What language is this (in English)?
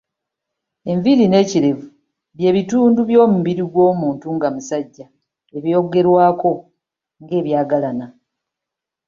Ganda